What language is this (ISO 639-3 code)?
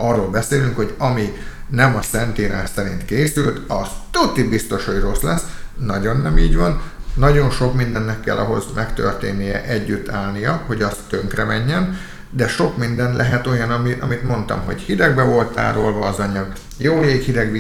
hun